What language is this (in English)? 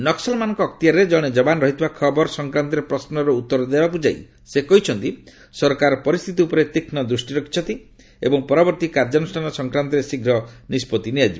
Odia